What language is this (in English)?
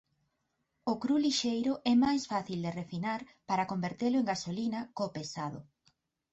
Galician